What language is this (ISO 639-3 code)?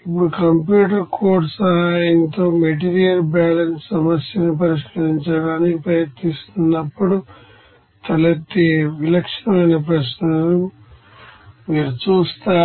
tel